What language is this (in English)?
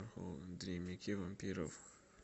Russian